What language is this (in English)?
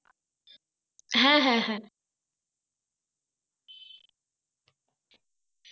Bangla